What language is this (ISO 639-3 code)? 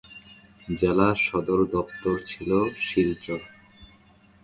ben